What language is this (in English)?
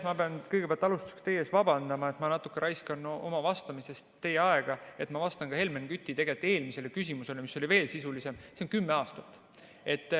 Estonian